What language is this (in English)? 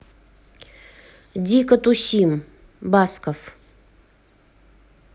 Russian